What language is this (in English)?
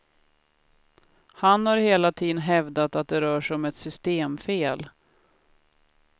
Swedish